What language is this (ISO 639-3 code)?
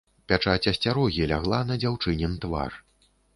bel